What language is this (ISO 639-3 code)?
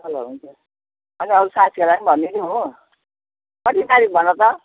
nep